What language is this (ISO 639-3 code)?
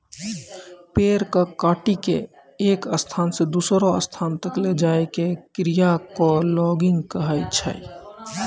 mai